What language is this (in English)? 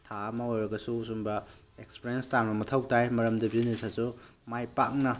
Manipuri